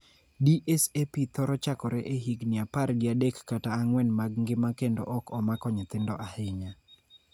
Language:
Luo (Kenya and Tanzania)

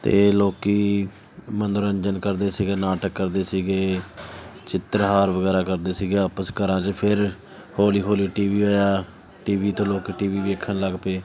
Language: Punjabi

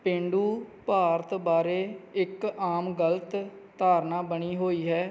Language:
Punjabi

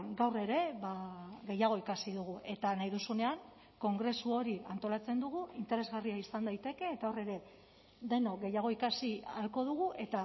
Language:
Basque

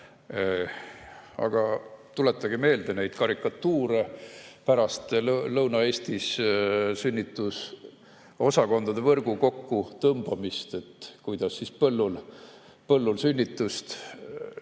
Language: Estonian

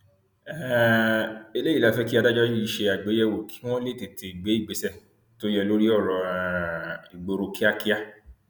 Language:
Yoruba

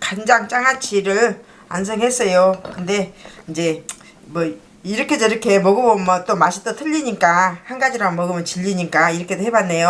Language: Korean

